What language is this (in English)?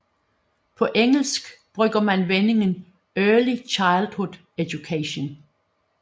Danish